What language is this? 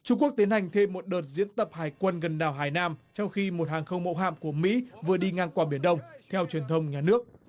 Vietnamese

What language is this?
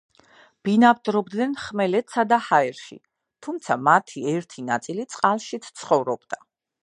Georgian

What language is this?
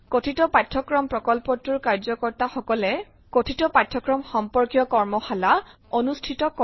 Assamese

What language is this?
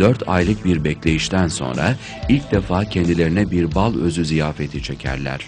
Turkish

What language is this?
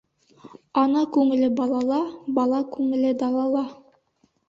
Bashkir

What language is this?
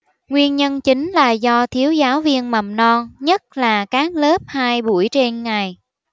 Vietnamese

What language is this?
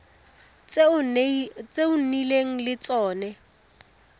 Tswana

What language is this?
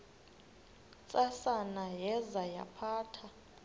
Xhosa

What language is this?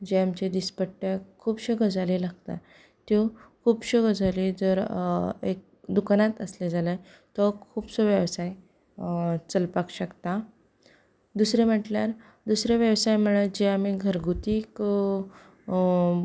Konkani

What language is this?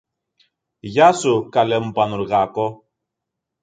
Greek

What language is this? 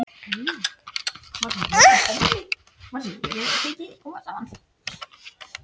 Icelandic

